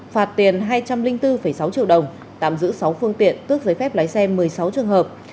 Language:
Vietnamese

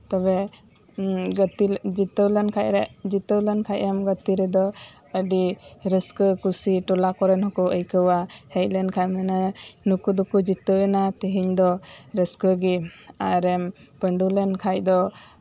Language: Santali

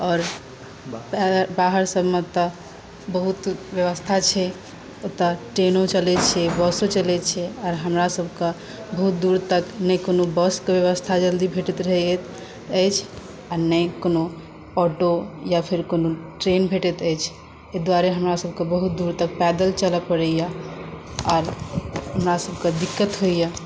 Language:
Maithili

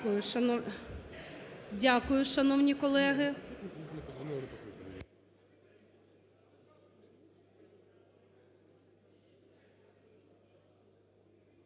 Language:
Ukrainian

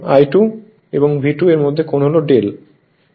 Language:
Bangla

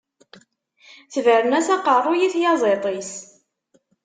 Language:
Kabyle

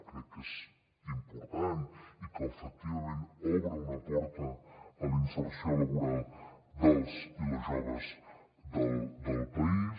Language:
Catalan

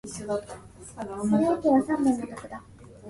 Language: English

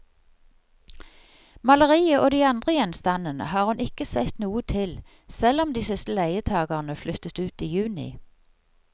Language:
Norwegian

